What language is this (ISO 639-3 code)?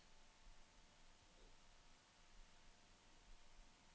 nor